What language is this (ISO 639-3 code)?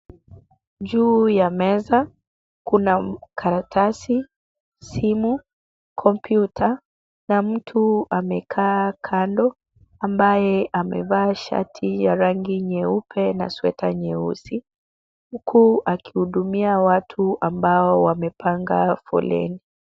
swa